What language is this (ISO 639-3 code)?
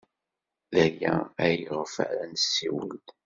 kab